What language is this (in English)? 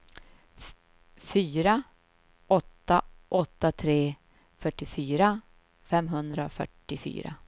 Swedish